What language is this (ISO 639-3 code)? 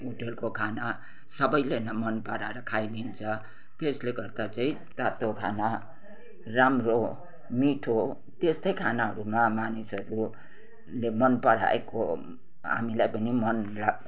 nep